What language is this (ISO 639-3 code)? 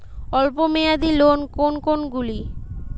ben